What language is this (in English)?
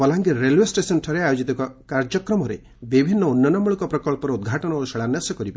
Odia